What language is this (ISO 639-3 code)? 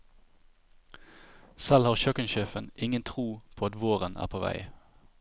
nor